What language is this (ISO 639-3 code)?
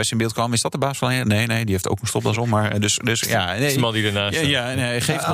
nld